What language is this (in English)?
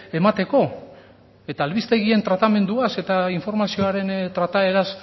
Basque